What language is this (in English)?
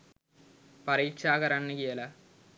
Sinhala